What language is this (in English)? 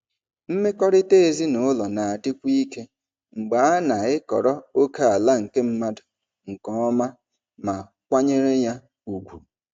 Igbo